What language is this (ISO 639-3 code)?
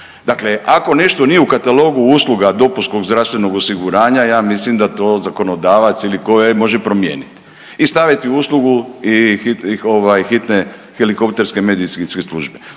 hrv